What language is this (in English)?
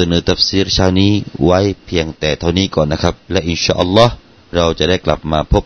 Thai